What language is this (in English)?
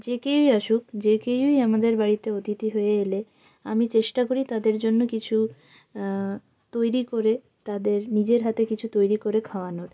Bangla